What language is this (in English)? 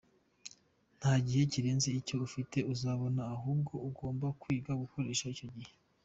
Kinyarwanda